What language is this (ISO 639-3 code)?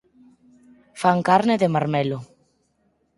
glg